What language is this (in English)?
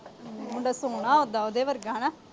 Punjabi